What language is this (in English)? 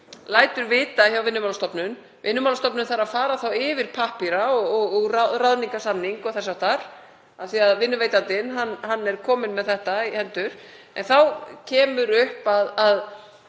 Icelandic